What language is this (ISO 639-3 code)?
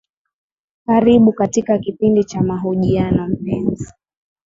swa